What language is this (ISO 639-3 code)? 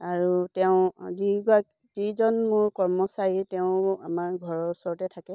asm